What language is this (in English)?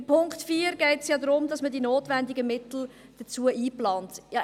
Swiss German